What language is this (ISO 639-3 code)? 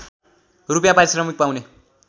nep